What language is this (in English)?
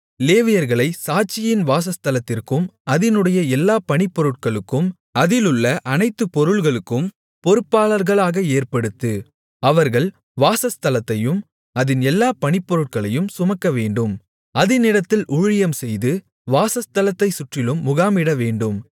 Tamil